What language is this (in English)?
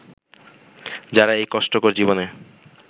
Bangla